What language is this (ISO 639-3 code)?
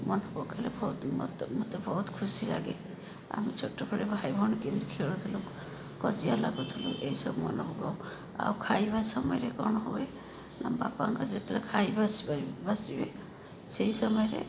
ori